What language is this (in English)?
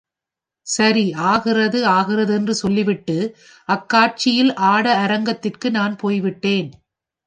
Tamil